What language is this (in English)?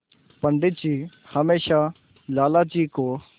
Hindi